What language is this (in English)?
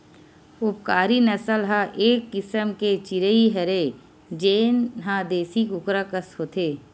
Chhattisgarhi